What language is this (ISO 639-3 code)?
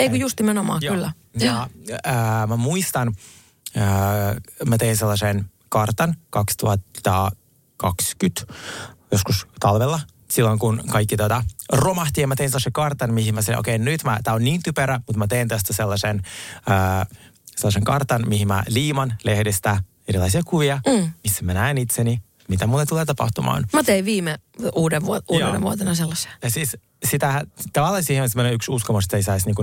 fin